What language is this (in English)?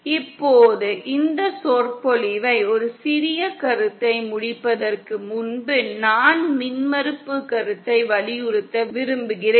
Tamil